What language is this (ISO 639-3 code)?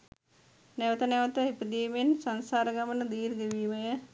sin